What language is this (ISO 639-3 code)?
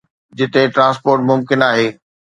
snd